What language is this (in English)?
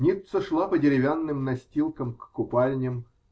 Russian